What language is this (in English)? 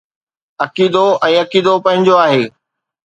Sindhi